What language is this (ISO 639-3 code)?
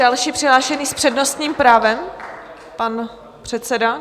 ces